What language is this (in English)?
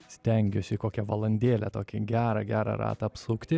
Lithuanian